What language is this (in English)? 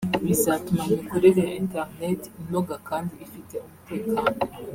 Kinyarwanda